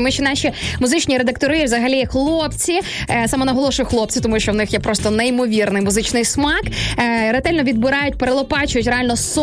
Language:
Ukrainian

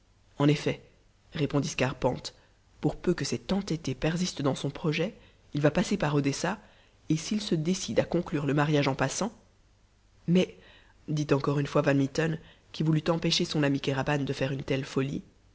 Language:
French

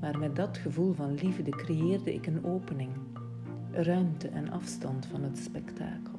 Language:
Dutch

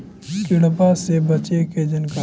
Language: Magahi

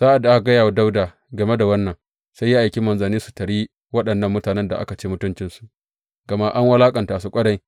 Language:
Hausa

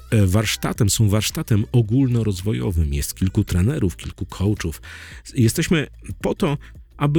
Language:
Polish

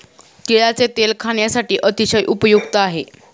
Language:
Marathi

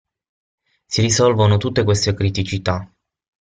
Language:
Italian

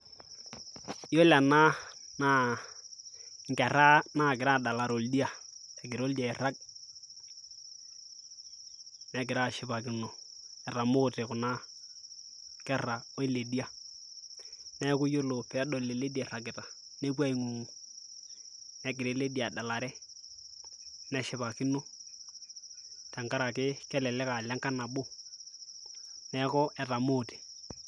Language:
Masai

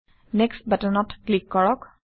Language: Assamese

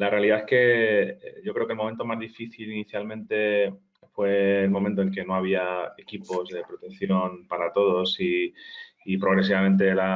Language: Spanish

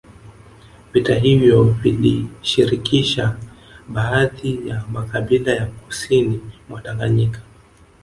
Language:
Swahili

